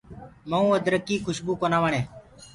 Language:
Gurgula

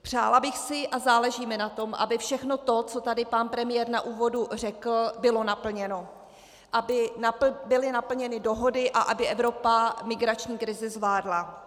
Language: Czech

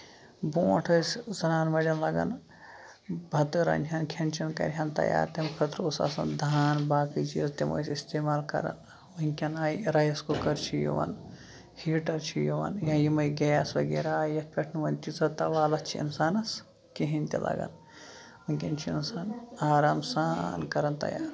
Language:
Kashmiri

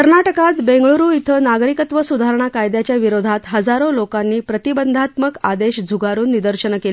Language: Marathi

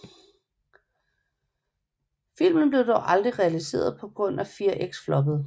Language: Danish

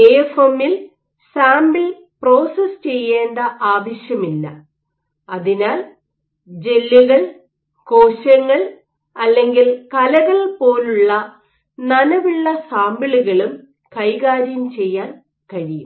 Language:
Malayalam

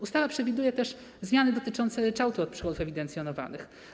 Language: Polish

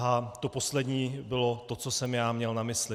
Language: Czech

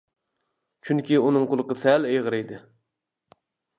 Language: Uyghur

